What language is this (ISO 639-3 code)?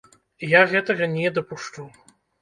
bel